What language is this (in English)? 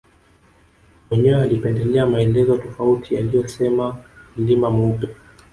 Swahili